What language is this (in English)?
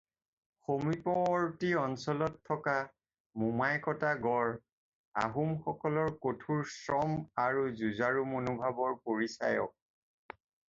Assamese